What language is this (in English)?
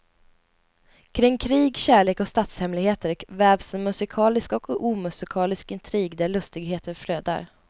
Swedish